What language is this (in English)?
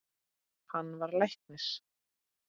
Icelandic